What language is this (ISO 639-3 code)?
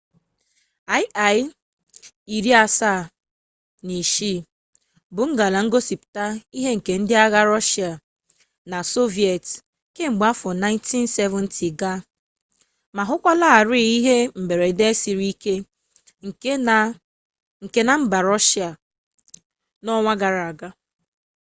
ibo